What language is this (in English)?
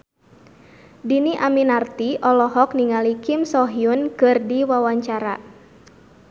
Sundanese